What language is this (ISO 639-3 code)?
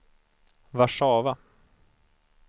swe